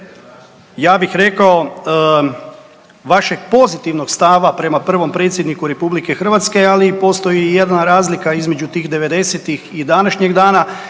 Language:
Croatian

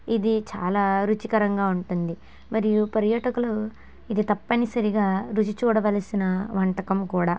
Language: Telugu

